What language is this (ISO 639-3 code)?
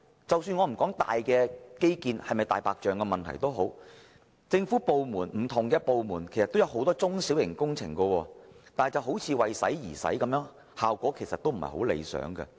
yue